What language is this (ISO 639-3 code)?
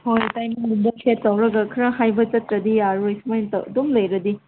mni